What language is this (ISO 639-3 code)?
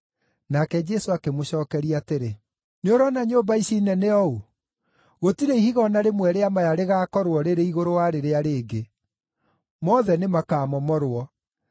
kik